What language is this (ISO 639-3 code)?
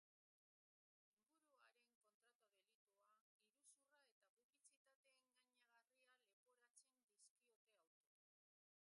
eus